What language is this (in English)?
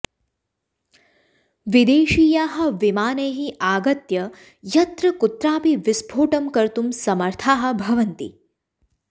Sanskrit